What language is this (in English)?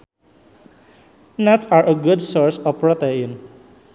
Sundanese